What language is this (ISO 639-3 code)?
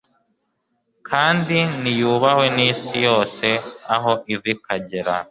kin